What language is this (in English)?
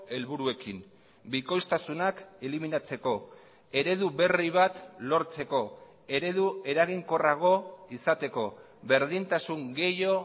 Basque